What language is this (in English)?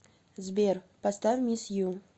Russian